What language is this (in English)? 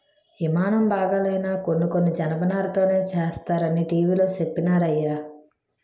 Telugu